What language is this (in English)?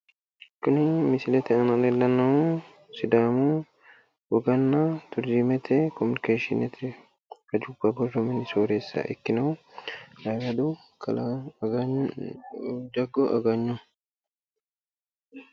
Sidamo